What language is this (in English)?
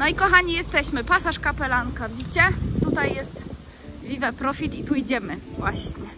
Polish